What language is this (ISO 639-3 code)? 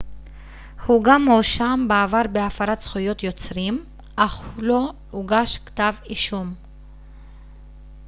heb